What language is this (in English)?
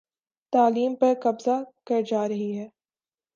Urdu